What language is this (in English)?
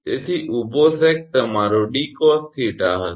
Gujarati